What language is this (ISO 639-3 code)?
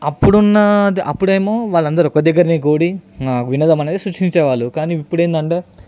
tel